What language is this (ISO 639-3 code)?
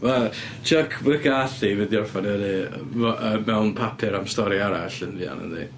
cym